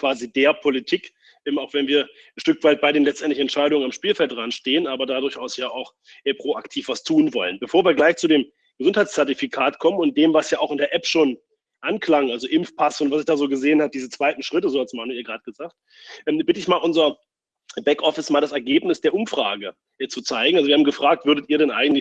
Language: German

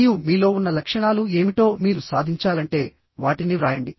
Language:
Telugu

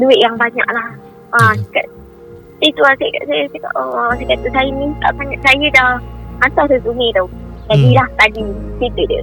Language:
Malay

